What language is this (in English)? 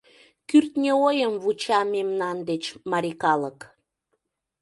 Mari